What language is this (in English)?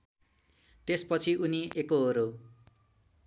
Nepali